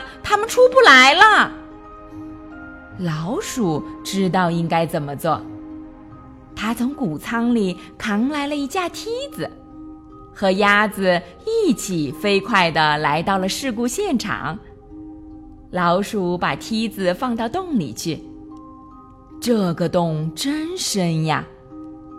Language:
Chinese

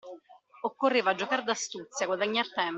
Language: Italian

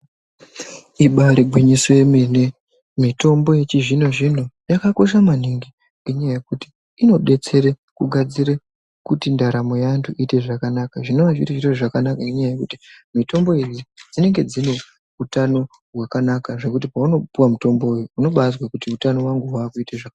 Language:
Ndau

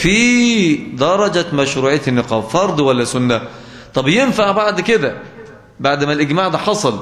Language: Arabic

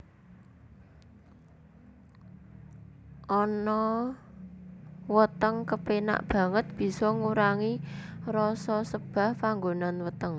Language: Javanese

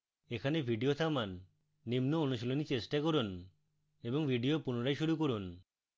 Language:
Bangla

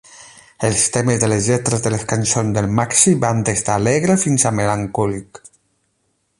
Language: Catalan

